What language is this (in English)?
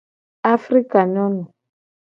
Gen